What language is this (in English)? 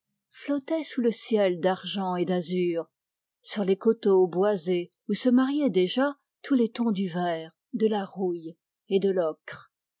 French